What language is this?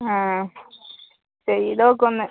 Malayalam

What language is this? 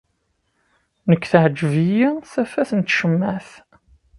Kabyle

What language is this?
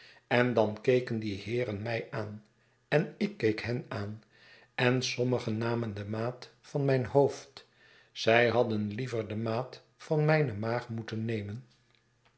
Dutch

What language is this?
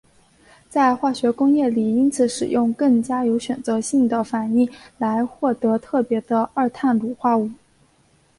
Chinese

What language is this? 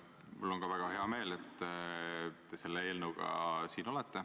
Estonian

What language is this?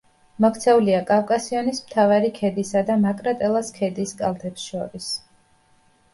Georgian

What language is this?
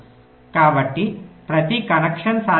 Telugu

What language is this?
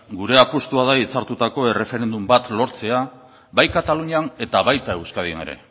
Basque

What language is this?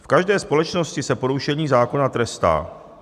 Czech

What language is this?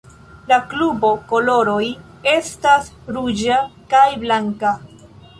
Esperanto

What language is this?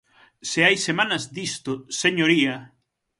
Galician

